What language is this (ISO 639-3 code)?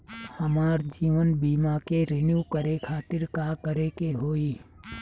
bho